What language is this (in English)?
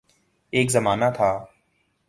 Urdu